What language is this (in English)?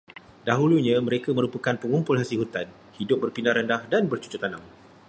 Malay